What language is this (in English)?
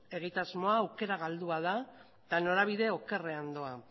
Basque